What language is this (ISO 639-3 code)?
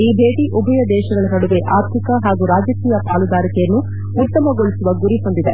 kan